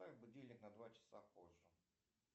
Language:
Russian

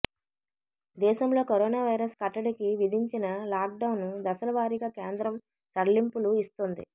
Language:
Telugu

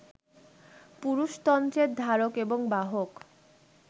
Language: Bangla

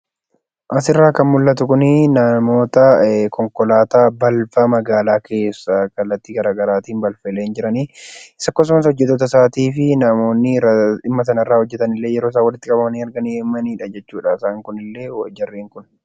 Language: Oromo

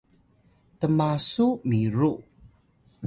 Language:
Atayal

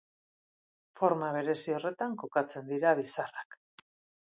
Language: Basque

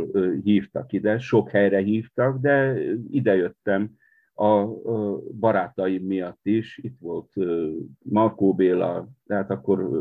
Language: Hungarian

